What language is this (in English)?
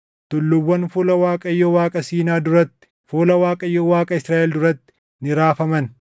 Oromo